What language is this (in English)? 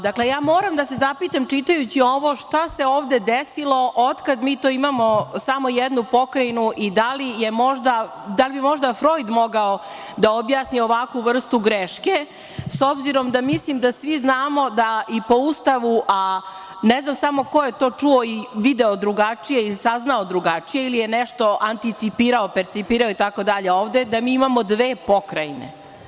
Serbian